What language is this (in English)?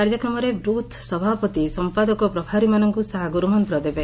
Odia